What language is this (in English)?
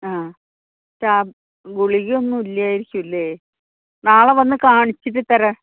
Malayalam